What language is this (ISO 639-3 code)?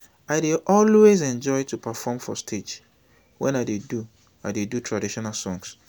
pcm